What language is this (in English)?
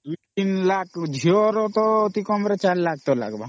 Odia